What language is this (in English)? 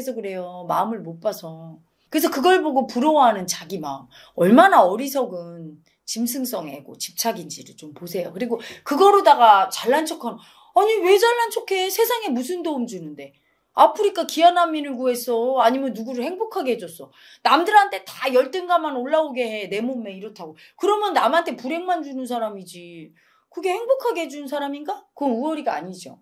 Korean